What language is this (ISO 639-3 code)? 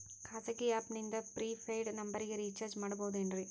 kan